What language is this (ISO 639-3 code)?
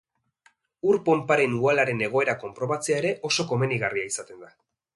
eus